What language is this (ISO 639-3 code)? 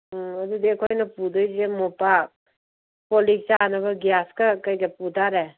mni